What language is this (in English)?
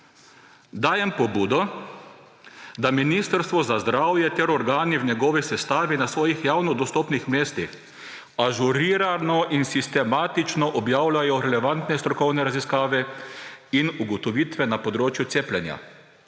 Slovenian